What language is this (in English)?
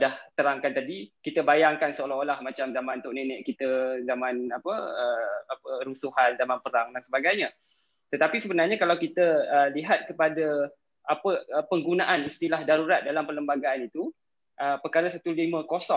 Malay